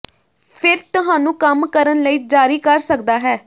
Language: Punjabi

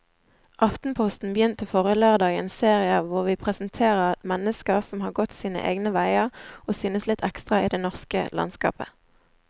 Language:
Norwegian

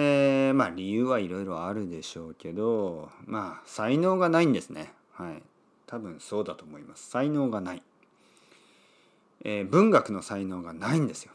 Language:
Japanese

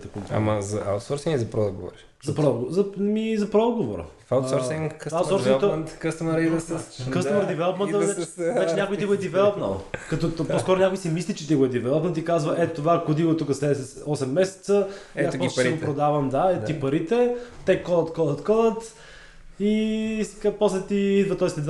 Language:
Bulgarian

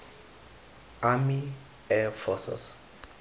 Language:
Tswana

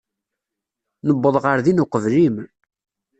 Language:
Kabyle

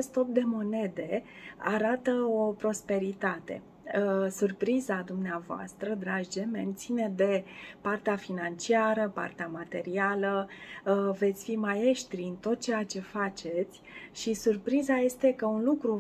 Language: Romanian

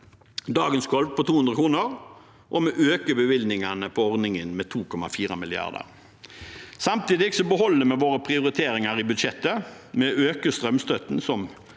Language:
Norwegian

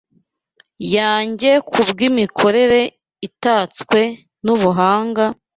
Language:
Kinyarwanda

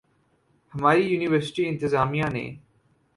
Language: Urdu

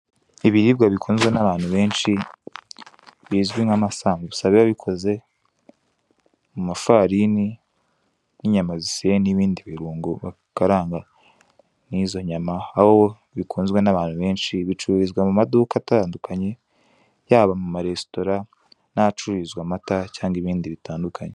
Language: Kinyarwanda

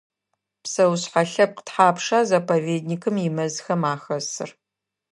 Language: Adyghe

